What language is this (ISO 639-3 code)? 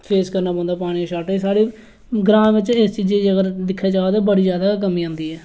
doi